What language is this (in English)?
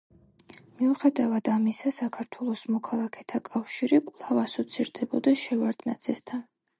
Georgian